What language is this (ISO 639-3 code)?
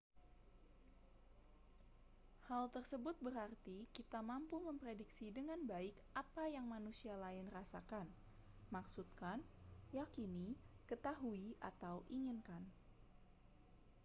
ind